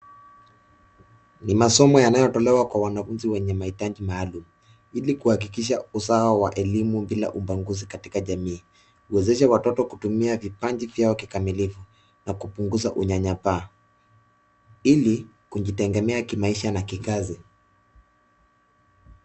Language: Swahili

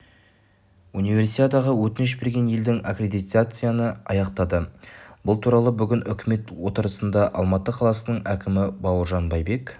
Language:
Kazakh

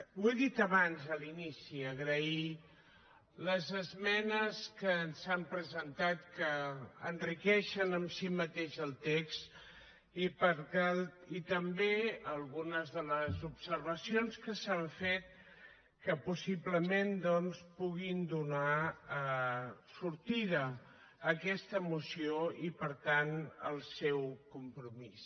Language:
Catalan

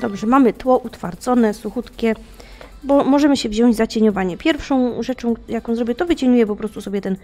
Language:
Polish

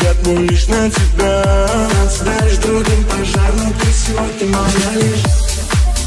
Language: Russian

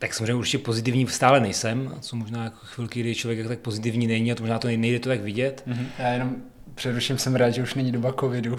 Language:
Czech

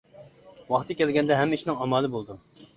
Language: Uyghur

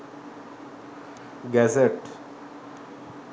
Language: Sinhala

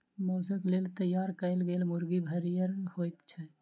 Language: Maithili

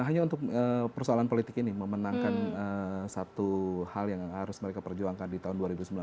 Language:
Indonesian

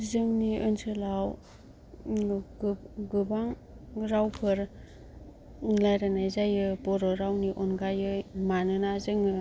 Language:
Bodo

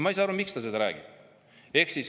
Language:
Estonian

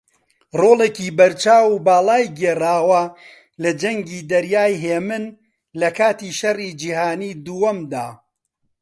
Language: Central Kurdish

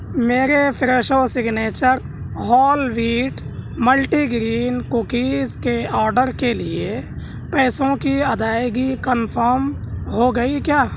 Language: Urdu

